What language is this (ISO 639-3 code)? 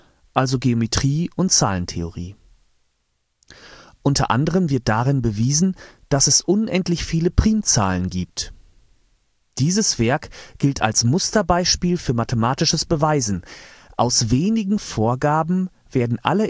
deu